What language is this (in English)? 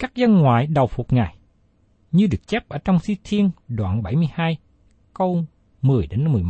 Vietnamese